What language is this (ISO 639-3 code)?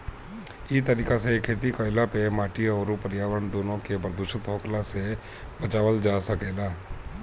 bho